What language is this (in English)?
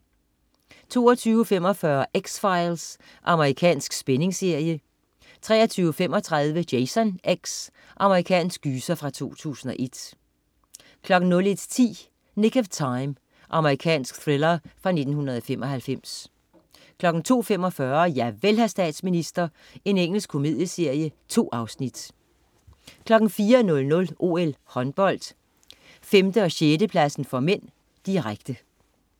Danish